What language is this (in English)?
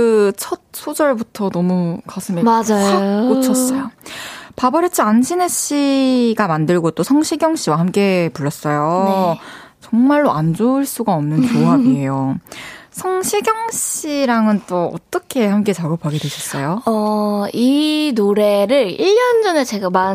Korean